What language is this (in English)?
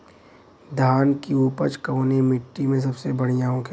Bhojpuri